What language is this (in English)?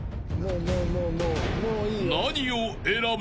Japanese